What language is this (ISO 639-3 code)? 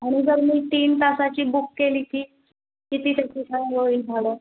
mar